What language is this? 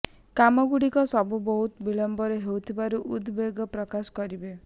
Odia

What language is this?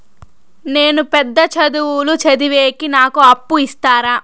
Telugu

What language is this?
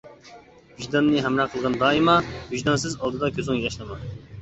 Uyghur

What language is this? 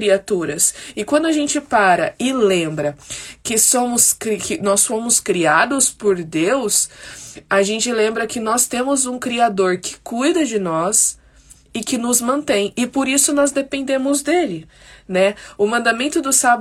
Portuguese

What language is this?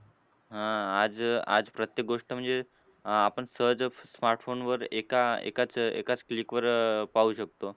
Marathi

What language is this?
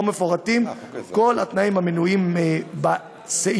Hebrew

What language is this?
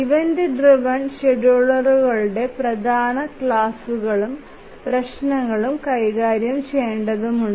Malayalam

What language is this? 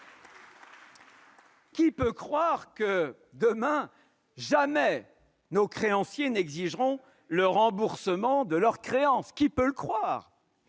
French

